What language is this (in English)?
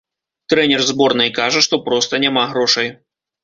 Belarusian